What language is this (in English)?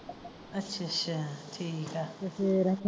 Punjabi